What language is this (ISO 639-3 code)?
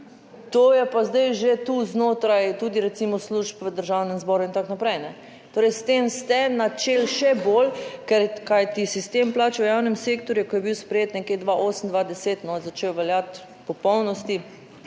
slv